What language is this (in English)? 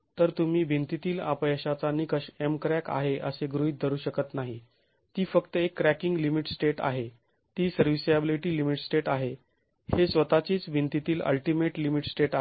Marathi